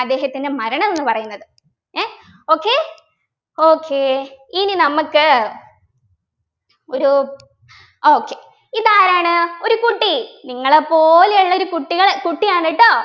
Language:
Malayalam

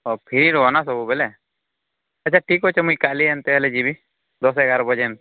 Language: Odia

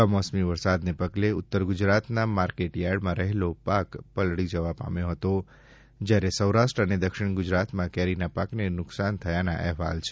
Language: Gujarati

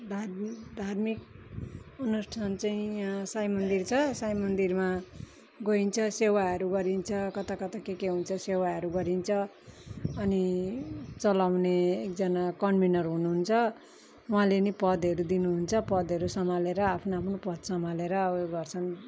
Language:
Nepali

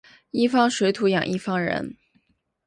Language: Chinese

